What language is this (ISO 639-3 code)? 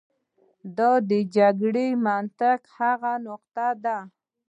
pus